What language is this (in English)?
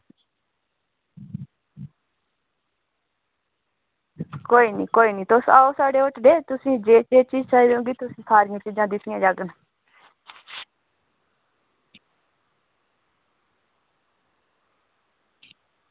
Dogri